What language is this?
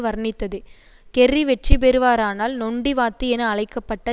Tamil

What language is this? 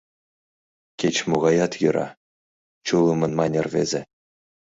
Mari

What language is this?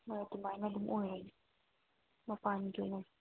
Manipuri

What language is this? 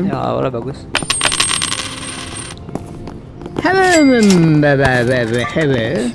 Indonesian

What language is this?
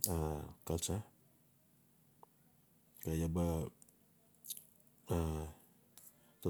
Notsi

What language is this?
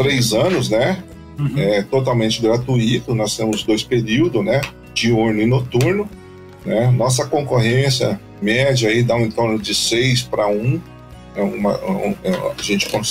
Portuguese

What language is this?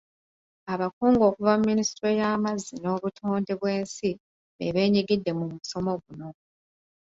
Ganda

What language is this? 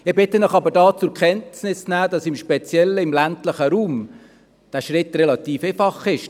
Swiss German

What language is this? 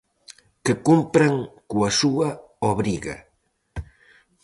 Galician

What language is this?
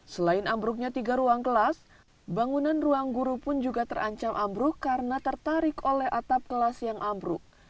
Indonesian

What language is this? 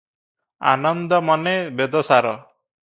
Odia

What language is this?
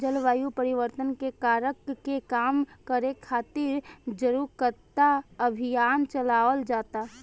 Bhojpuri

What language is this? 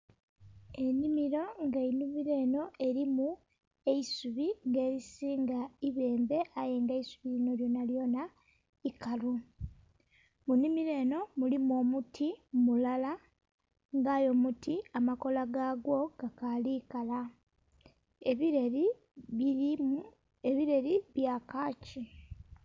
Soga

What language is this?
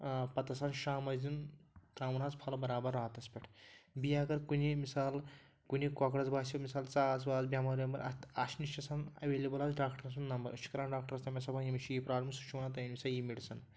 Kashmiri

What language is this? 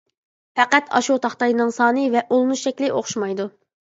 Uyghur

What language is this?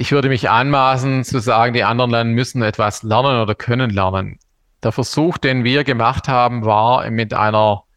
German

